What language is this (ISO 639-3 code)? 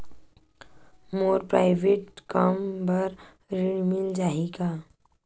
hne